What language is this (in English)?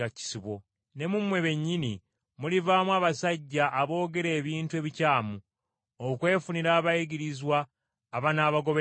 Ganda